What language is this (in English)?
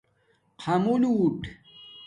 Domaaki